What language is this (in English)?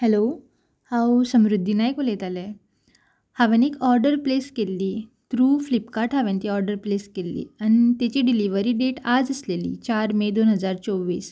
Konkani